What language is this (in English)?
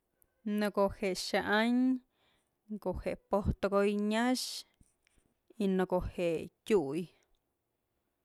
Mazatlán Mixe